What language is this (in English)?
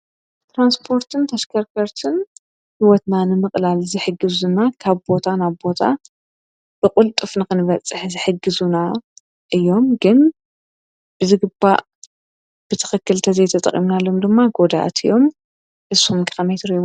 Tigrinya